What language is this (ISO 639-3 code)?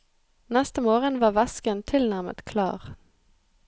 nor